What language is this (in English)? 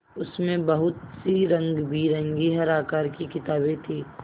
Hindi